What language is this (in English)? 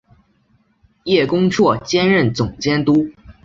Chinese